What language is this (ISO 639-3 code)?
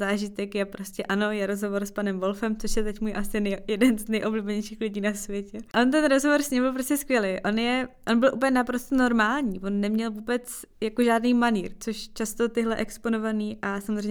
ces